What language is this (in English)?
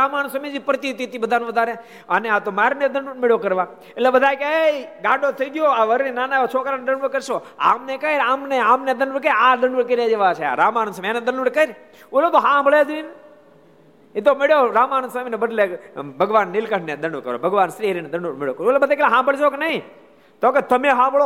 Gujarati